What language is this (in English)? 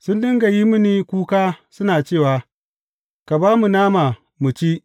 Hausa